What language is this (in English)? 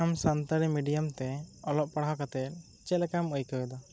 Santali